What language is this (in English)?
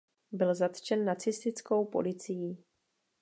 Czech